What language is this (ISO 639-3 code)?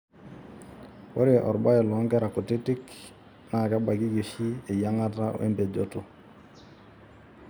mas